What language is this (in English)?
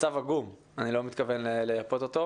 Hebrew